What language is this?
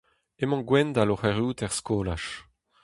Breton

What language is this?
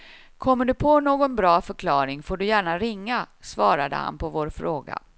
Swedish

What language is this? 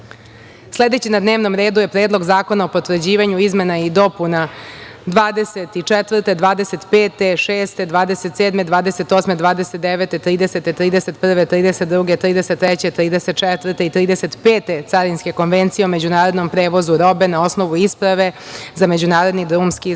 Serbian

